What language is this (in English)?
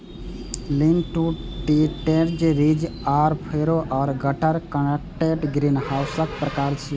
Maithili